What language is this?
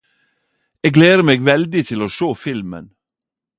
Norwegian Nynorsk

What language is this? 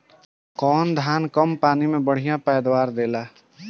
Bhojpuri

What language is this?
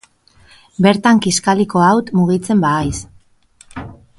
Basque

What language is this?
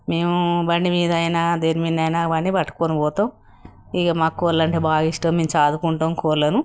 Telugu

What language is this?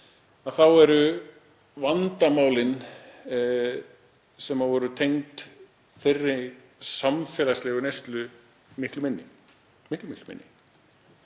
Icelandic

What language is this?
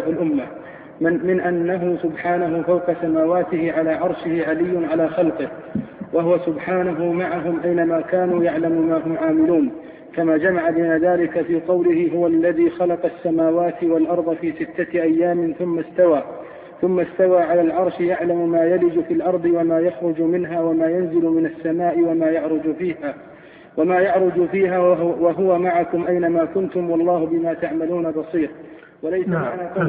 Arabic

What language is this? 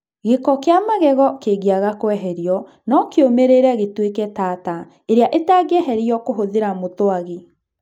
Kikuyu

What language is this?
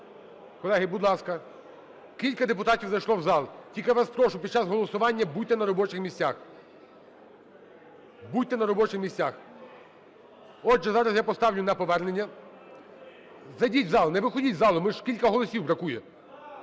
Ukrainian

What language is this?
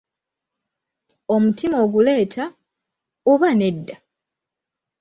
Ganda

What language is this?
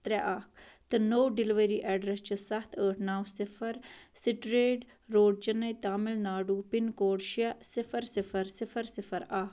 Kashmiri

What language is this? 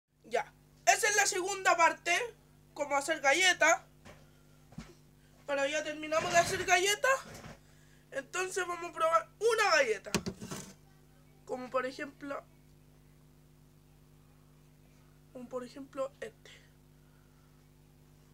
Spanish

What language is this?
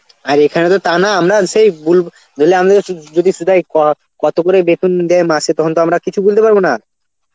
Bangla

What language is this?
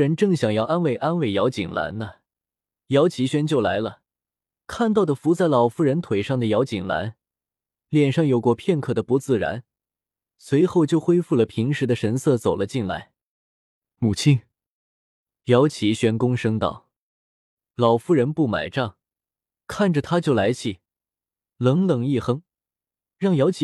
Chinese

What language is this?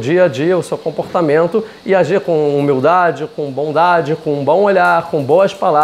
Portuguese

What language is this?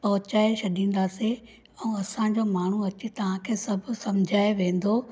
Sindhi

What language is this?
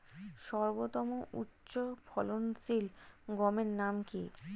Bangla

